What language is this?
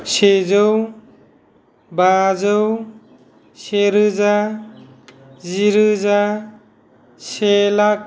Bodo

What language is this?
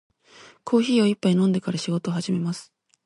Japanese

